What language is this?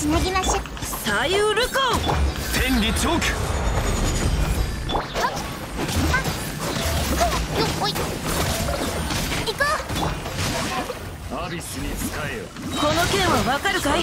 Japanese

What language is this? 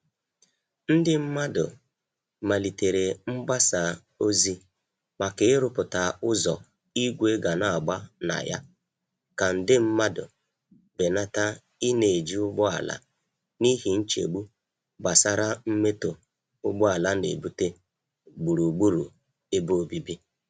Igbo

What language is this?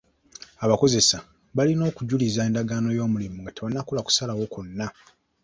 Ganda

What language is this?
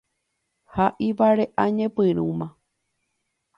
Guarani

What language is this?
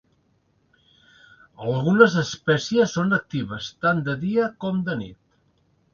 Catalan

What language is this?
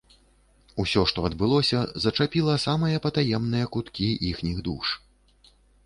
Belarusian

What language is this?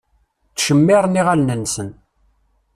Kabyle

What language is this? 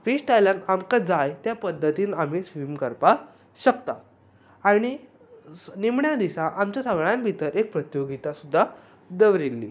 Konkani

